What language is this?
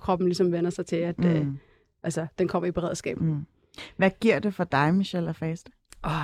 Danish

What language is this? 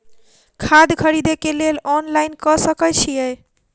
Maithili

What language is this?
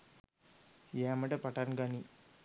Sinhala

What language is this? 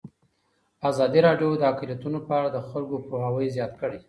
Pashto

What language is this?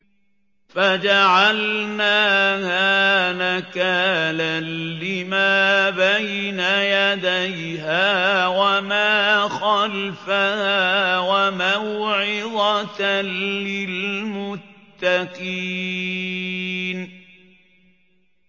Arabic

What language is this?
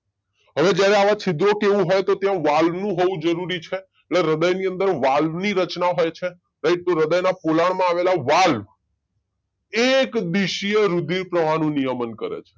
Gujarati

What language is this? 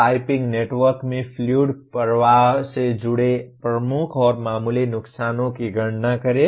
Hindi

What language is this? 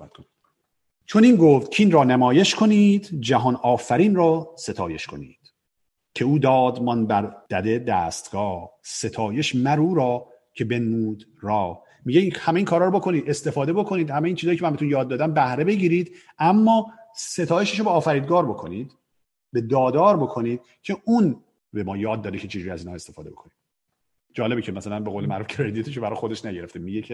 Persian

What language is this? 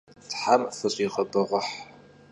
Kabardian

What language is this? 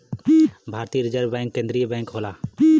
Bhojpuri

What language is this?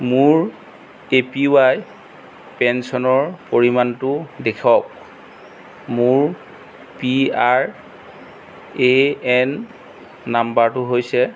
Assamese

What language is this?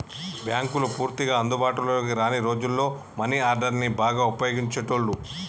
Telugu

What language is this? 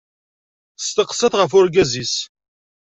Kabyle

